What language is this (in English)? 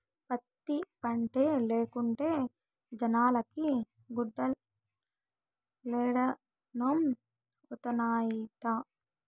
Telugu